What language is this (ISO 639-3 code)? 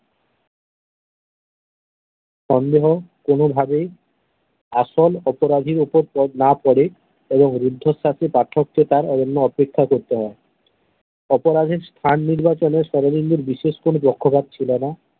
ben